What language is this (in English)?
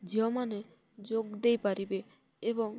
Odia